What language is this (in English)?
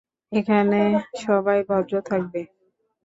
Bangla